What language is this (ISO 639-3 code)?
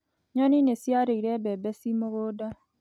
kik